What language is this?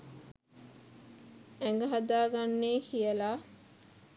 Sinhala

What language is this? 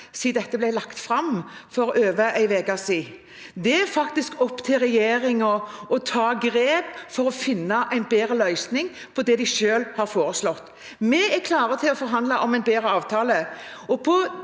Norwegian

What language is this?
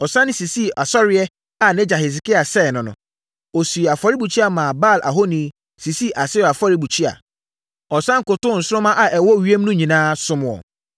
Akan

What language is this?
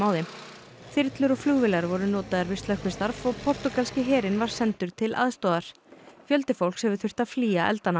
Icelandic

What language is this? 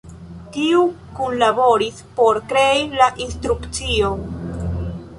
Esperanto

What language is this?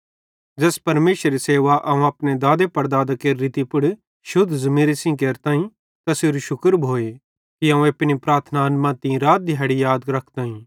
Bhadrawahi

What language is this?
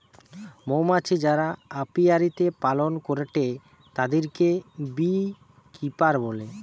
Bangla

